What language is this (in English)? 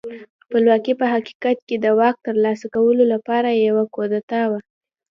Pashto